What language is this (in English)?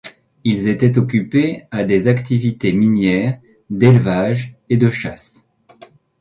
French